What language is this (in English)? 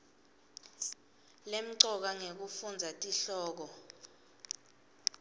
Swati